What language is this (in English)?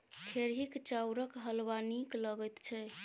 Maithili